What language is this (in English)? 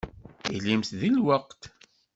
Kabyle